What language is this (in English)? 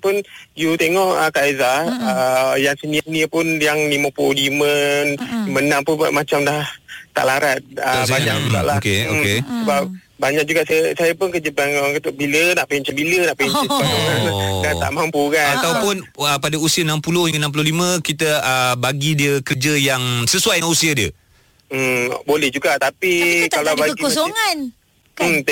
Malay